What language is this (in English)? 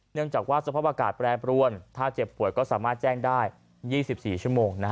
Thai